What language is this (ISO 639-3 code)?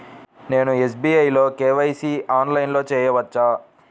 tel